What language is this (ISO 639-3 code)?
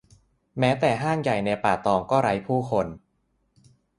tha